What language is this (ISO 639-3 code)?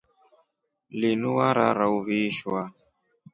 rof